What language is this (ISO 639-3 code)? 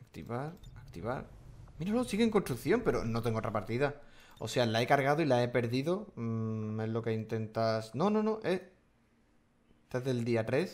spa